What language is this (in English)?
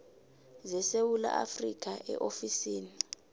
South Ndebele